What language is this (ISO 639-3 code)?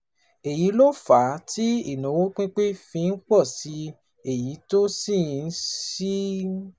yor